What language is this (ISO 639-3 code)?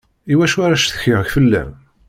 kab